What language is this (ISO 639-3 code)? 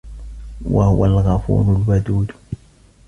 ara